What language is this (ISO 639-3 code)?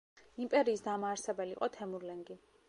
kat